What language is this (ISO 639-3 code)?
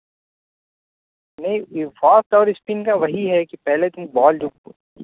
urd